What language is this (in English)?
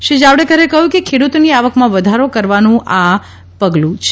Gujarati